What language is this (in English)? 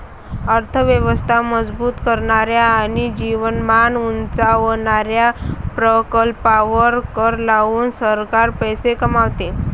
Marathi